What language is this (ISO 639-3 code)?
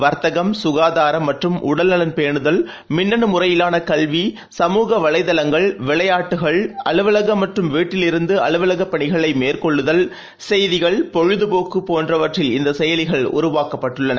tam